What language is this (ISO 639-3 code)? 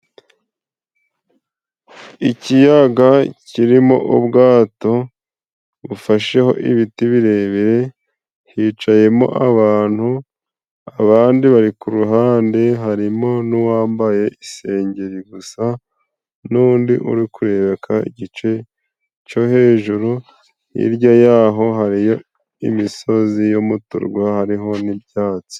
kin